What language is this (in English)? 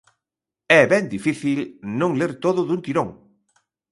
Galician